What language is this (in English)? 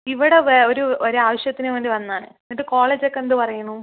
Malayalam